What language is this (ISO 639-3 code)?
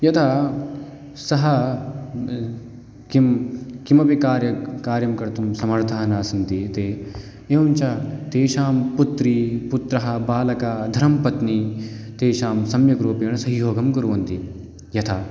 san